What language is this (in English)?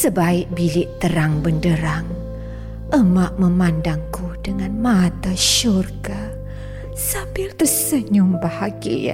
Malay